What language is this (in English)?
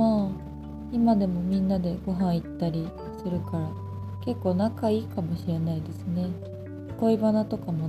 Japanese